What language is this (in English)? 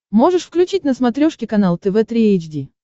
Russian